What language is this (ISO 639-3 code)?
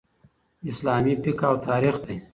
pus